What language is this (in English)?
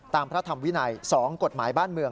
Thai